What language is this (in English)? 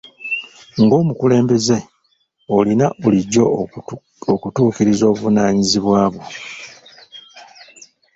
Ganda